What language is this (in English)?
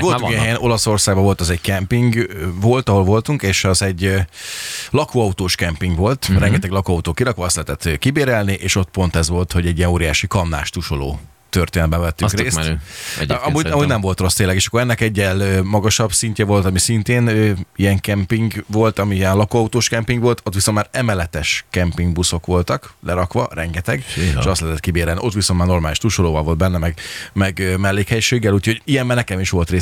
Hungarian